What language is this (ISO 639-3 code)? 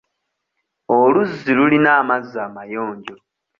lug